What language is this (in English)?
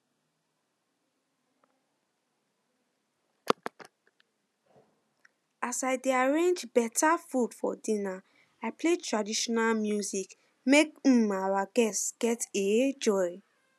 Nigerian Pidgin